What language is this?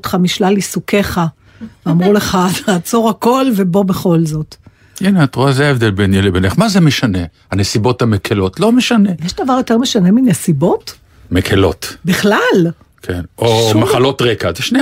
Hebrew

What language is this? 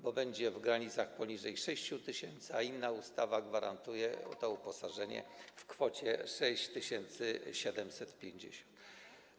Polish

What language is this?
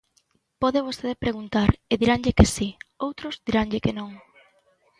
Galician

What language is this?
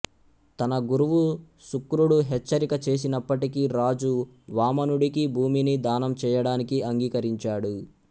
Telugu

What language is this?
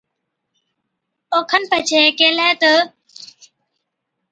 Od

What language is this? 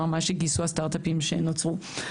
Hebrew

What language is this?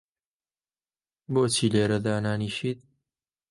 Central Kurdish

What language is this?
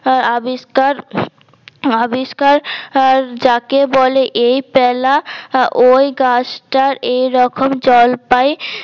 Bangla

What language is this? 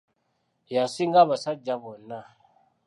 Ganda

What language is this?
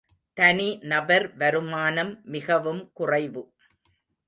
Tamil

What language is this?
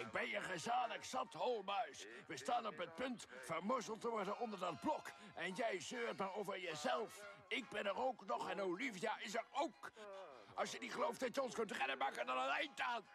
Dutch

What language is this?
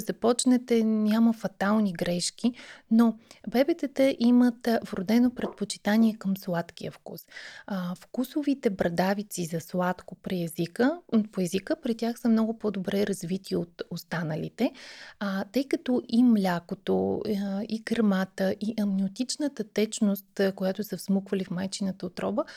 Bulgarian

